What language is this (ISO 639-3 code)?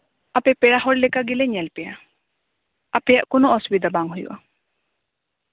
sat